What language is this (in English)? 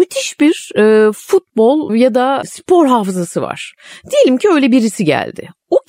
Turkish